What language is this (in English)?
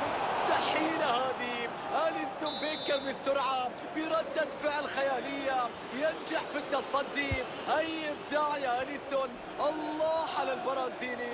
Arabic